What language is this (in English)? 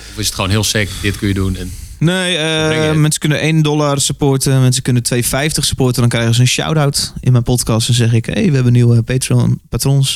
Dutch